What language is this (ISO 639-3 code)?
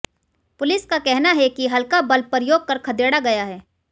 hin